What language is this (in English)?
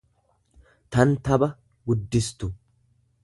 Oromo